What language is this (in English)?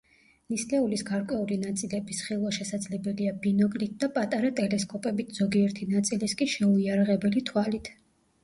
Georgian